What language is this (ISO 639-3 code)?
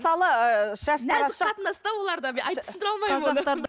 kaz